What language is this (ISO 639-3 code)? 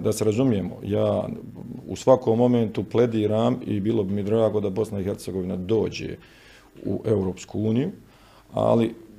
hrv